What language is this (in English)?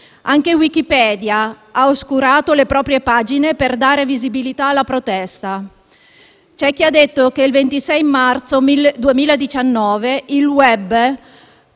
Italian